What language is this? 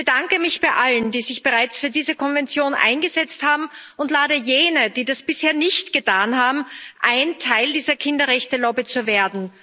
German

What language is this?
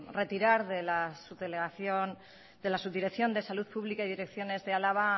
Spanish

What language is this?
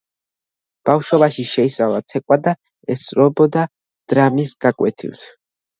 Georgian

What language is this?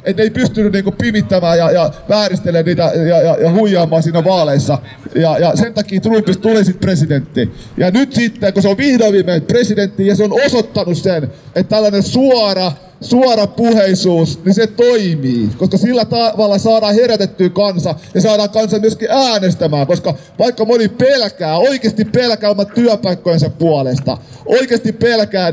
Finnish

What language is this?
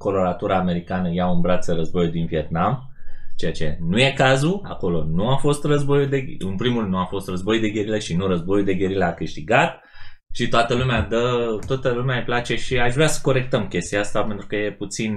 Romanian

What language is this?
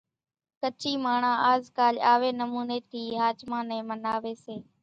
Kachi Koli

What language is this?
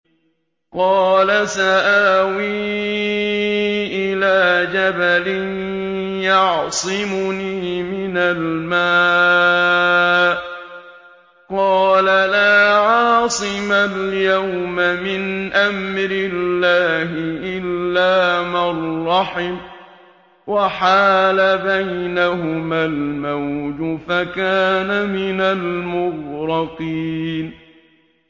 Arabic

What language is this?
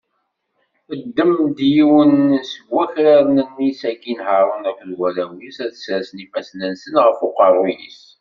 Kabyle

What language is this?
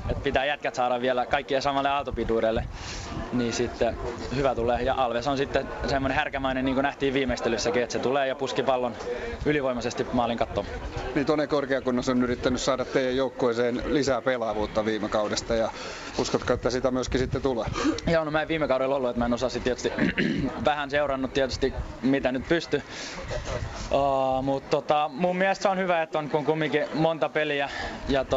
Finnish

